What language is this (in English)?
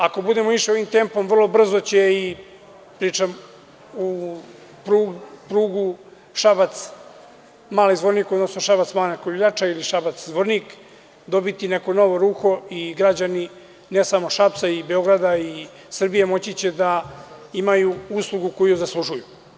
Serbian